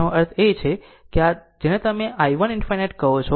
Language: Gujarati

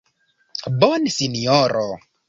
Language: Esperanto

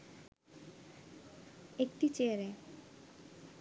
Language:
Bangla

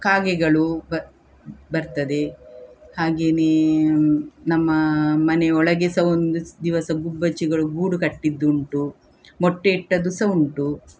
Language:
Kannada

